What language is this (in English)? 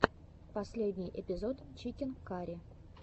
Russian